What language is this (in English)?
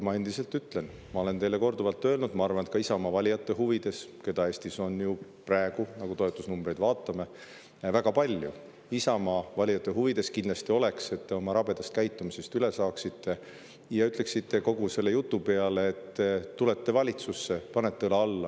Estonian